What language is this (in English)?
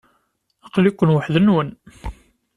Kabyle